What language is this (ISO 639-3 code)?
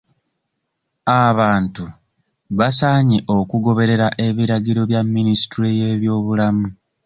lug